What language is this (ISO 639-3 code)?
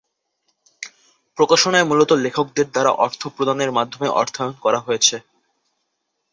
ben